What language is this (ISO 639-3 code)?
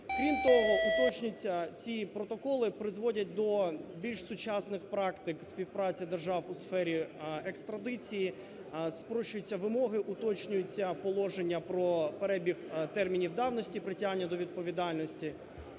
ukr